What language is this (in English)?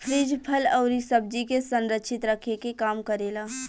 Bhojpuri